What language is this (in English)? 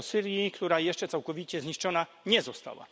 Polish